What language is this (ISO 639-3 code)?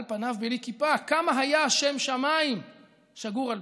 heb